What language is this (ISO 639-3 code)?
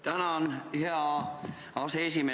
est